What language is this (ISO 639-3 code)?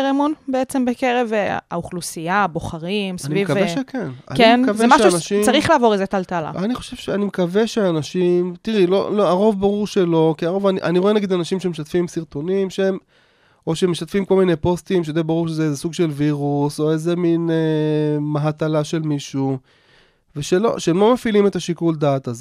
heb